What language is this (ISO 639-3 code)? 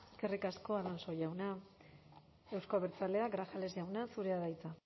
eus